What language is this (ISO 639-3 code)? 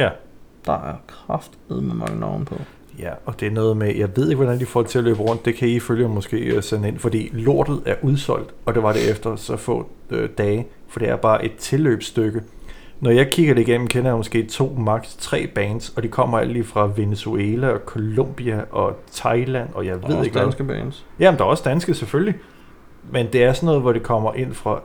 dan